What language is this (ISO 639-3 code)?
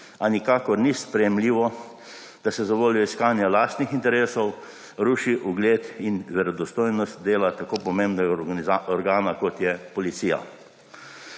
slv